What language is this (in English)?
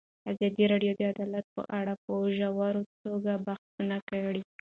Pashto